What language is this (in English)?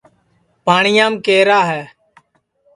Sansi